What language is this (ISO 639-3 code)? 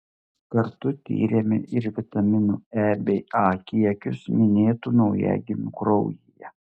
lit